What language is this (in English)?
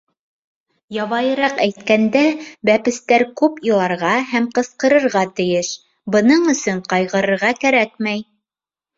Bashkir